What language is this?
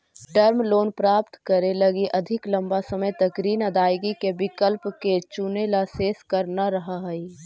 Magahi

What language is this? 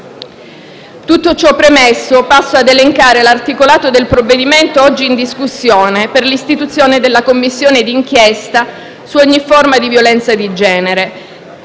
Italian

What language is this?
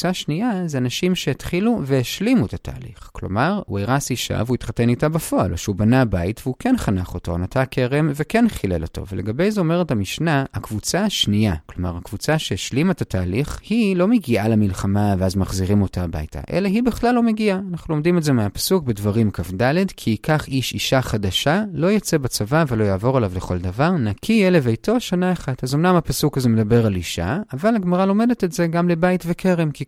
Hebrew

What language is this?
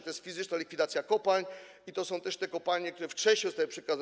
Polish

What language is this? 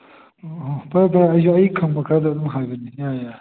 Manipuri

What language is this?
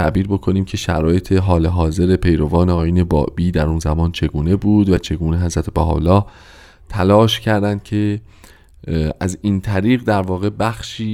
Persian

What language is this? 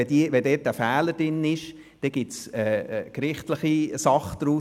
Swiss German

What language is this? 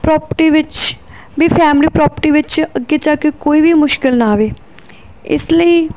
Punjabi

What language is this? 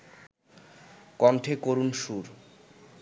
Bangla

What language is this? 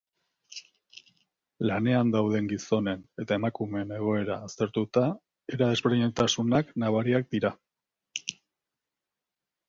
Basque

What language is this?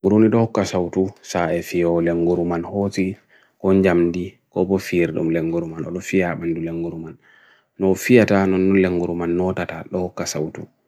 Bagirmi Fulfulde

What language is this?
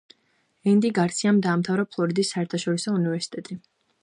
Georgian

